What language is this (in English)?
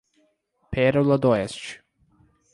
Portuguese